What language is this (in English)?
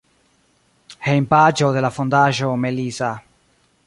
Esperanto